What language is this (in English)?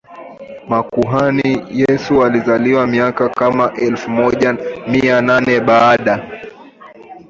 Swahili